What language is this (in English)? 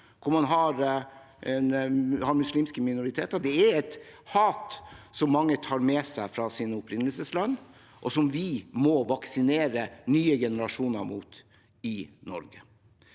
Norwegian